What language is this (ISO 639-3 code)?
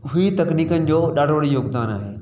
snd